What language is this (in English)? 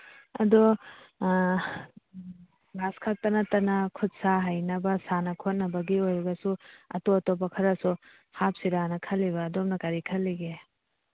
Manipuri